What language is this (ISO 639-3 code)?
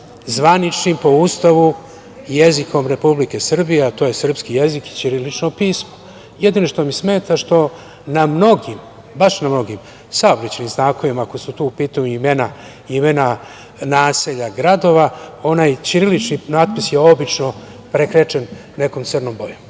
srp